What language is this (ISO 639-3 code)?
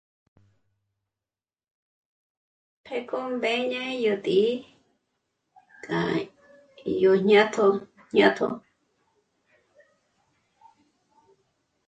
mmc